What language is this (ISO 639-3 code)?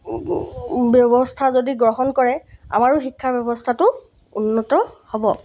asm